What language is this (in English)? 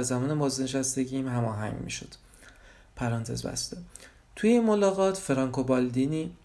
Persian